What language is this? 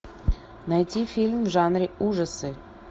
Russian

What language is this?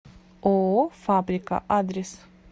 Russian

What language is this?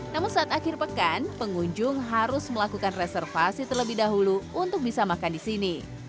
Indonesian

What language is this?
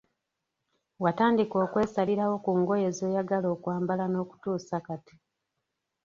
Ganda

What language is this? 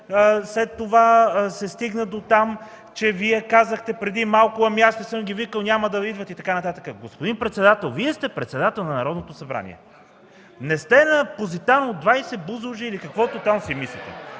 Bulgarian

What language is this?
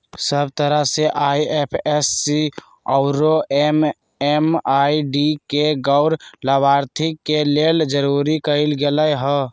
Magahi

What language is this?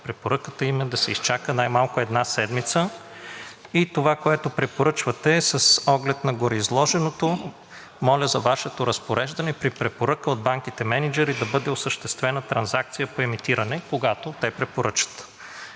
Bulgarian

